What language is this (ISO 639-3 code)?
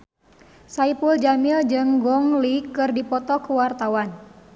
sun